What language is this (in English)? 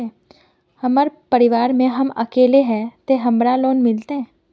Magahi